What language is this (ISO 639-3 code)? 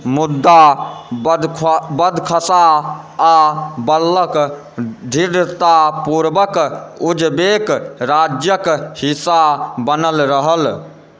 mai